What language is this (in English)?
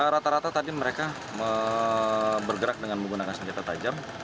Indonesian